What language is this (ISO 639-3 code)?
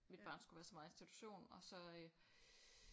dan